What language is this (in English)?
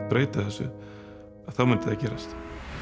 Icelandic